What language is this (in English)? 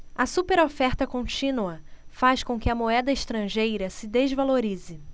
Portuguese